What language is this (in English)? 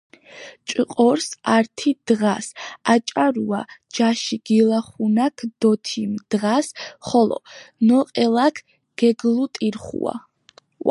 Georgian